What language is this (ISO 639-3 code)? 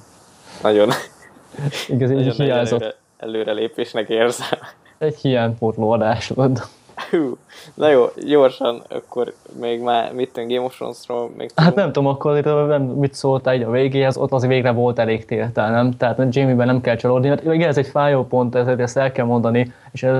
hun